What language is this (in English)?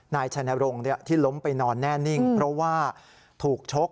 Thai